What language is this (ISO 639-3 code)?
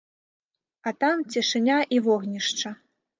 bel